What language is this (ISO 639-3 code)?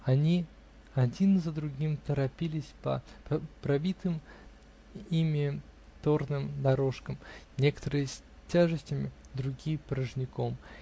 rus